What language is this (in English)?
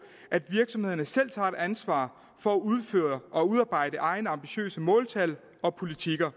Danish